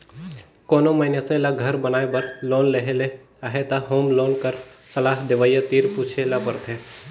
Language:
Chhattisgarhi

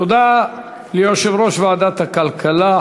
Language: Hebrew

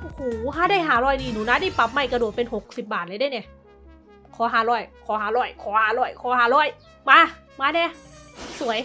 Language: Thai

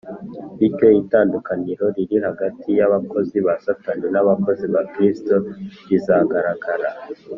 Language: Kinyarwanda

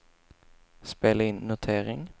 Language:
Swedish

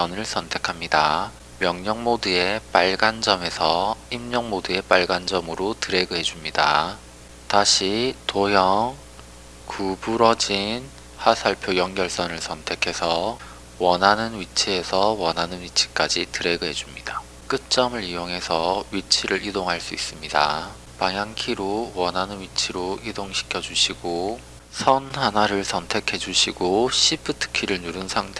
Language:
Korean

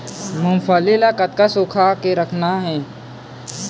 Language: Chhattisgarhi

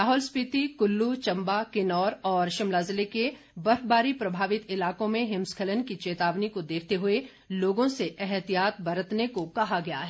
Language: Hindi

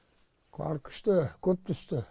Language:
Kazakh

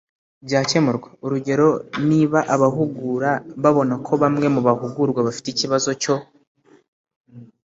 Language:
Kinyarwanda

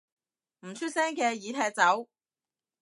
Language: Cantonese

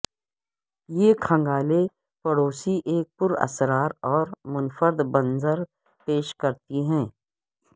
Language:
Urdu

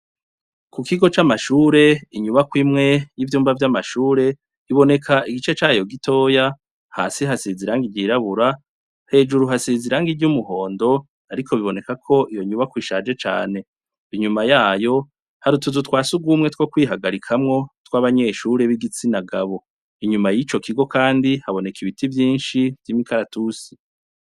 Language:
Rundi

